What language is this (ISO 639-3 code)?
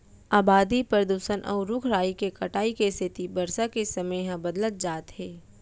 hne